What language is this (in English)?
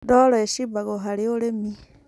Kikuyu